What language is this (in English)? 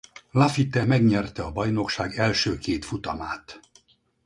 Hungarian